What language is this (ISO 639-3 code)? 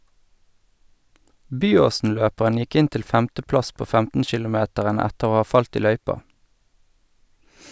nor